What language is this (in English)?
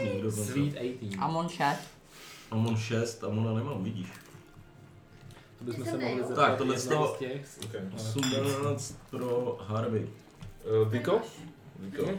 Czech